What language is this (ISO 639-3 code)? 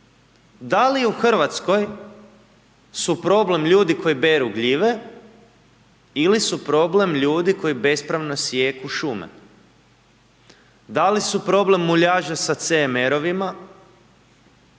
hrv